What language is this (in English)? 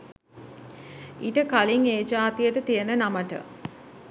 Sinhala